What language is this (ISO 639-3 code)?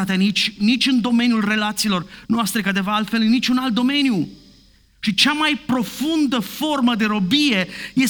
ron